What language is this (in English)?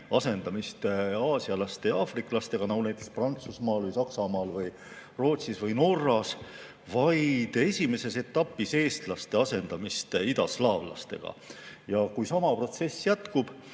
Estonian